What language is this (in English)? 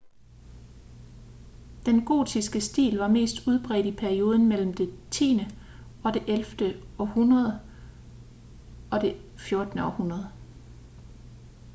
Danish